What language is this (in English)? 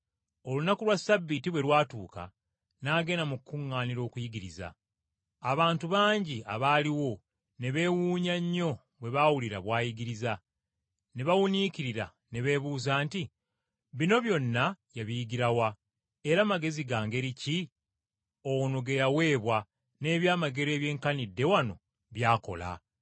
Ganda